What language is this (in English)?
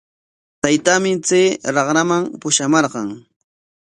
Corongo Ancash Quechua